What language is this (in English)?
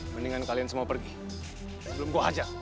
Indonesian